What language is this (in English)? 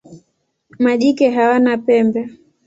Swahili